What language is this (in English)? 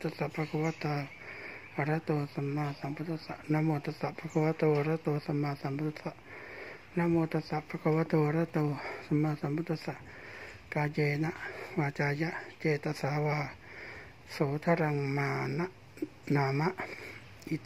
Thai